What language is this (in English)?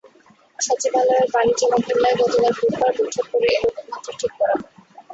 Bangla